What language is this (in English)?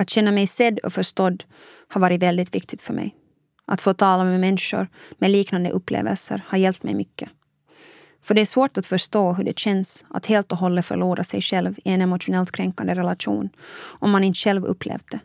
Swedish